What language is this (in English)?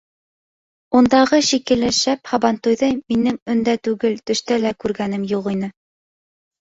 Bashkir